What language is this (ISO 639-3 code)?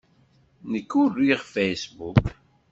kab